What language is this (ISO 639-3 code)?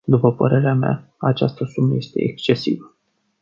ron